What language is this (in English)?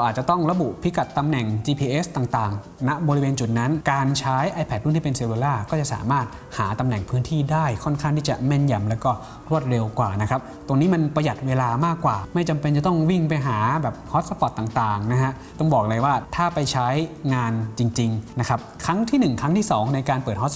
Thai